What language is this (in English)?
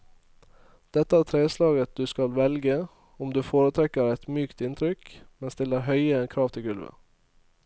Norwegian